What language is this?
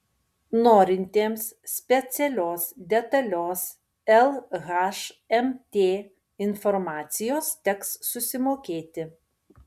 Lithuanian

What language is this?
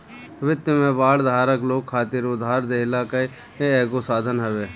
Bhojpuri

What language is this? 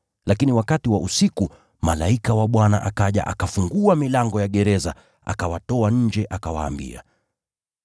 Swahili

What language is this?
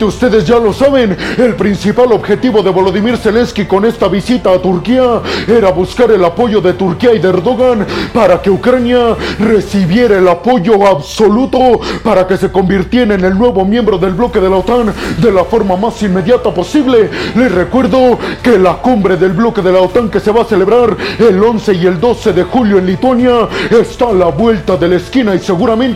Spanish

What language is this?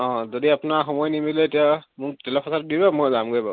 Assamese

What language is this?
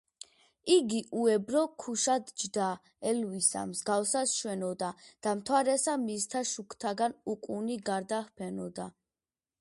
Georgian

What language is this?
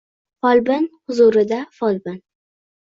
Uzbek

